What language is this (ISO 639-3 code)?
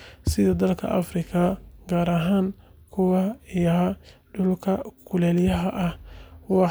som